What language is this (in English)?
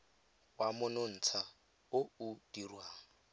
Tswana